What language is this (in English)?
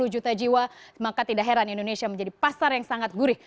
Indonesian